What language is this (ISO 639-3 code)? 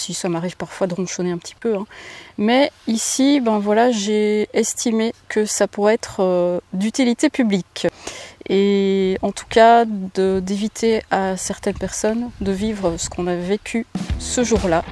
fra